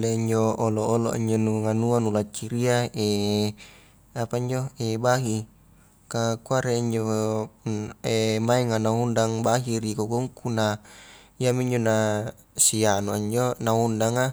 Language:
Highland Konjo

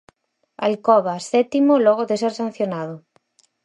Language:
Galician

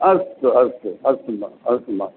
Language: Sanskrit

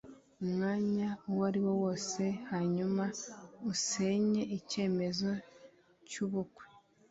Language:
Kinyarwanda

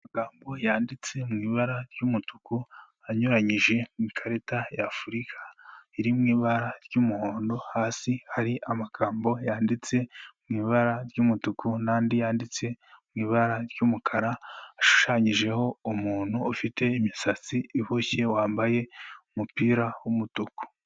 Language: Kinyarwanda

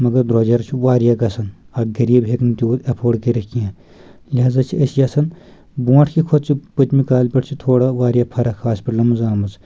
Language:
Kashmiri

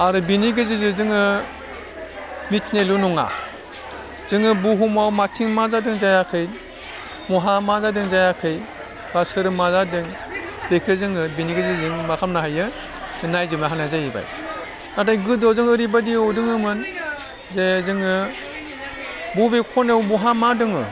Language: Bodo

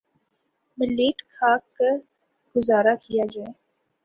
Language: Urdu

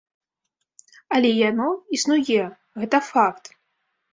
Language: Belarusian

